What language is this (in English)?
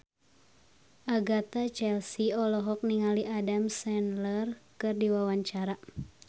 Sundanese